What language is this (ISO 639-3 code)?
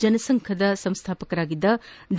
kan